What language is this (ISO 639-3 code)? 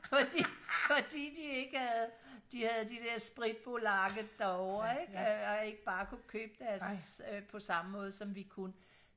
dan